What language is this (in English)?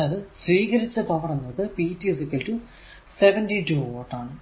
Malayalam